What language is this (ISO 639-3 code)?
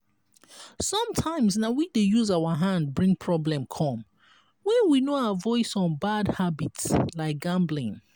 pcm